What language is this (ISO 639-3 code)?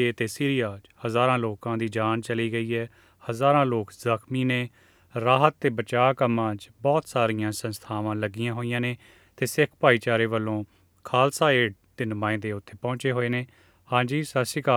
pan